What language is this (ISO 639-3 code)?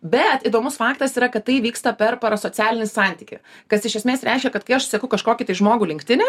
lit